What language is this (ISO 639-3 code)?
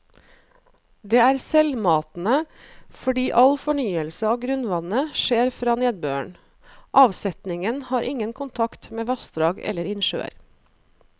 nor